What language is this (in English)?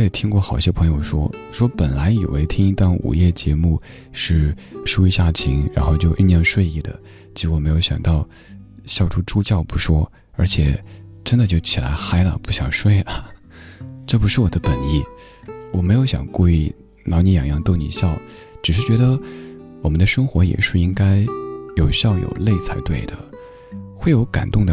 Chinese